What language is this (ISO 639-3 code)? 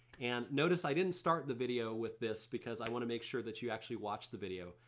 eng